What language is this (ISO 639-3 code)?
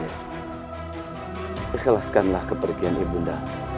ind